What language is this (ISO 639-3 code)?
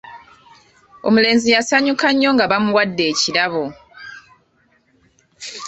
lug